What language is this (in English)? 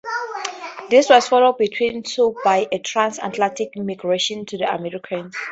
English